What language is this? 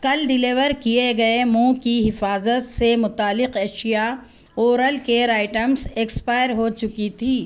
Urdu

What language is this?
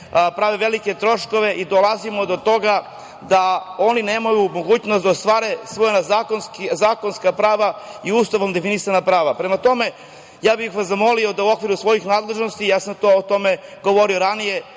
Serbian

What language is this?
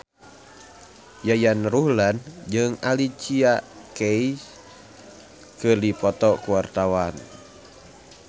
Sundanese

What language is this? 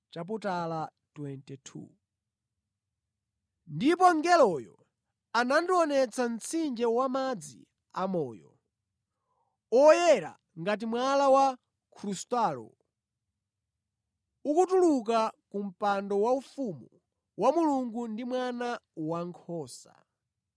Nyanja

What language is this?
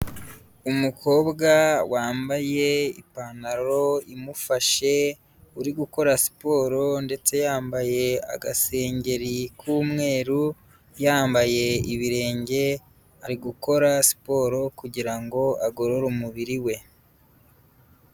Kinyarwanda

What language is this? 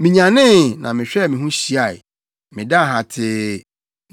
Akan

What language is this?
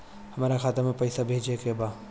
Bhojpuri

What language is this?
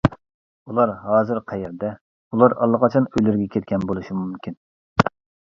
Uyghur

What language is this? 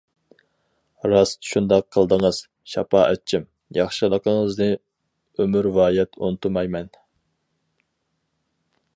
Uyghur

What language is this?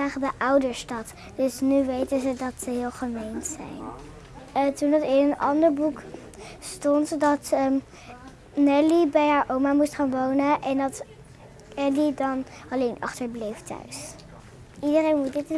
Dutch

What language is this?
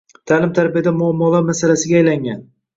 Uzbek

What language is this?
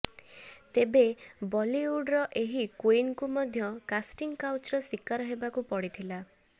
Odia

